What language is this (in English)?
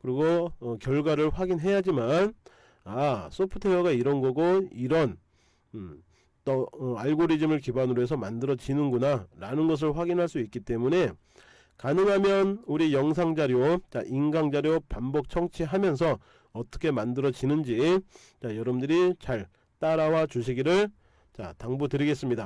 Korean